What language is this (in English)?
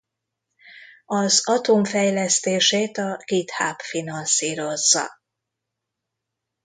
Hungarian